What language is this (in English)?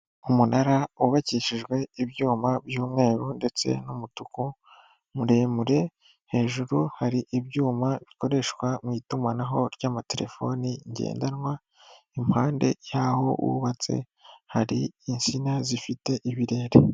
Kinyarwanda